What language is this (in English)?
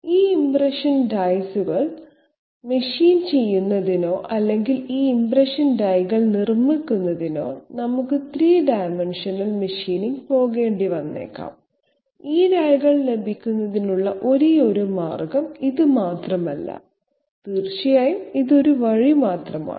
Malayalam